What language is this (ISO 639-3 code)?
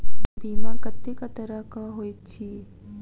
mai